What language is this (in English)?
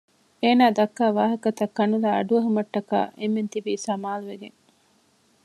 Divehi